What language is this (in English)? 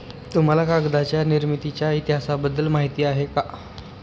Marathi